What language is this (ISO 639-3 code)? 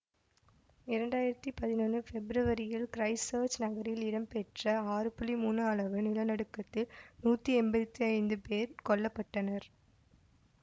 tam